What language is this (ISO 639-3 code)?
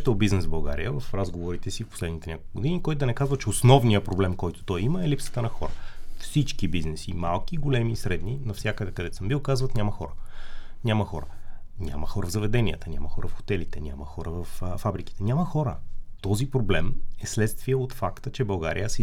bul